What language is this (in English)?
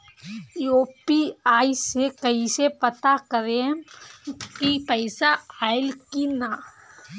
Bhojpuri